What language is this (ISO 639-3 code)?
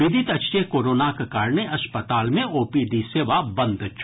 mai